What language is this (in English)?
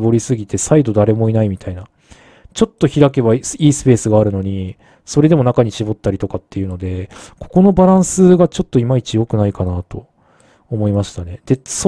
Japanese